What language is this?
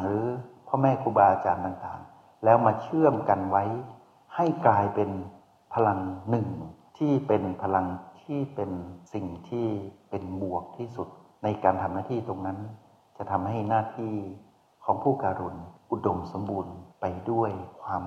Thai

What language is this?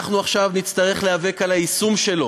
Hebrew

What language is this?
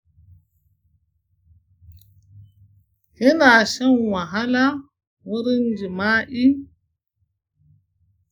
Hausa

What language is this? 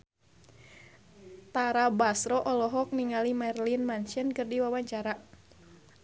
Sundanese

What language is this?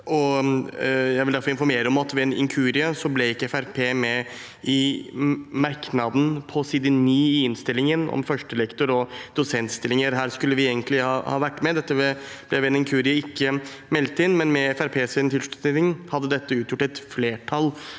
Norwegian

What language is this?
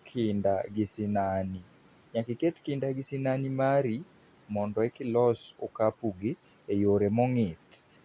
Luo (Kenya and Tanzania)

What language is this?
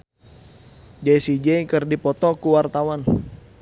Sundanese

